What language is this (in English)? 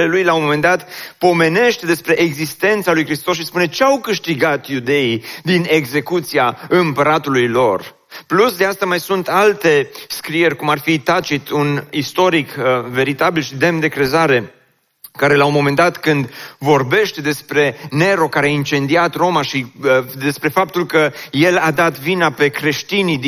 Romanian